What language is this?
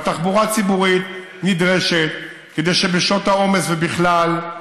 Hebrew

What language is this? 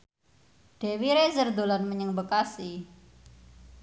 Javanese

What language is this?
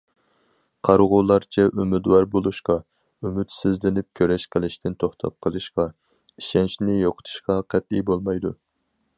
Uyghur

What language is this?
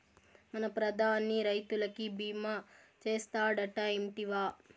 Telugu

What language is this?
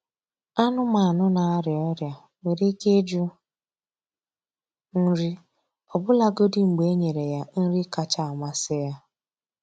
Igbo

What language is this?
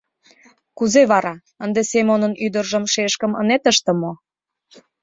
Mari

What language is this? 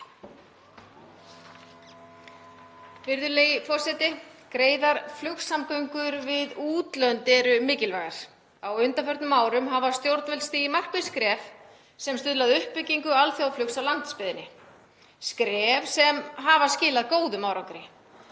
Icelandic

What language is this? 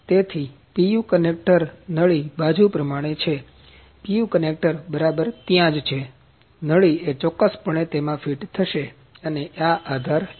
Gujarati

